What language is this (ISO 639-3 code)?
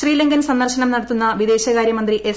mal